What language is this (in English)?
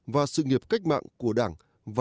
Vietnamese